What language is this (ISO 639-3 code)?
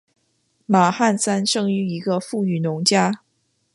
zho